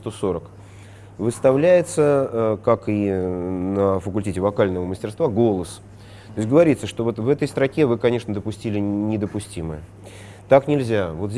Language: Russian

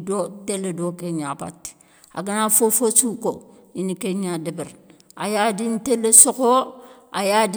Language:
Soninke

